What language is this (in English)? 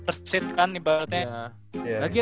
Indonesian